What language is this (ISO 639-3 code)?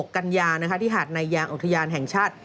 tha